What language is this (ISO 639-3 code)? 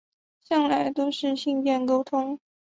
zho